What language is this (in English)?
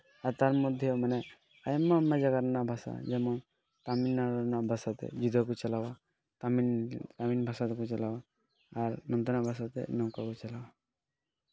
Santali